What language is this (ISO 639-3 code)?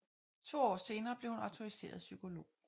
dan